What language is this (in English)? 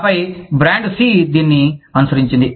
Telugu